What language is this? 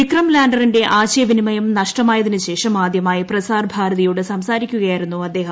Malayalam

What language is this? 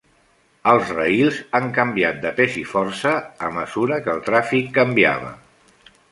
Catalan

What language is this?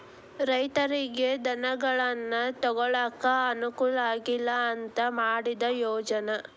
Kannada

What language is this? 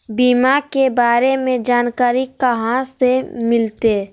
Magahi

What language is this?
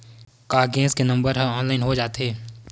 Chhattisgarhi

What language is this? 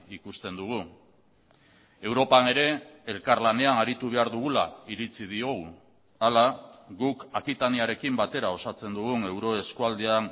Basque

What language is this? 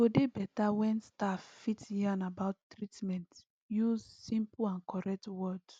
Nigerian Pidgin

